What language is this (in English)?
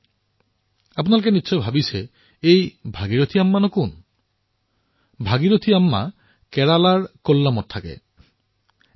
Assamese